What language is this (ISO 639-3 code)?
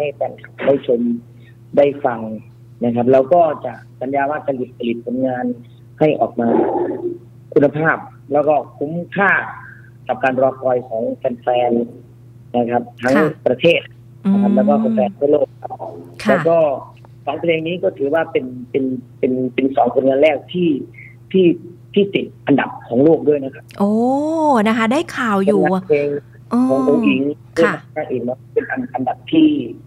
tha